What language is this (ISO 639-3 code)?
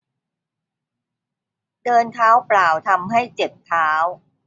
tha